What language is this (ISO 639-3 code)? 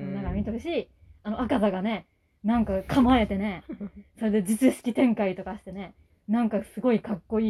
jpn